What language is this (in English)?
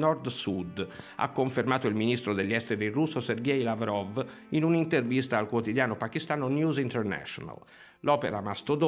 Italian